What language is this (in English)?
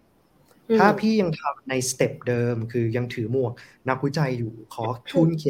Thai